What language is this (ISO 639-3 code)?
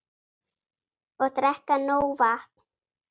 isl